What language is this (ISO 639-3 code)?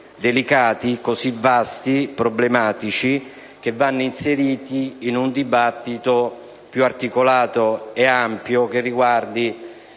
ita